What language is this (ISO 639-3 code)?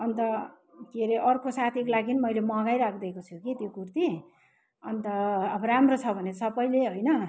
nep